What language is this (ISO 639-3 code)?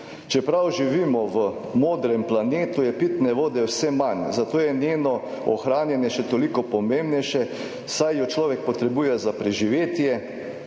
slv